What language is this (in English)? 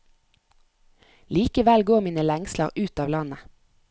Norwegian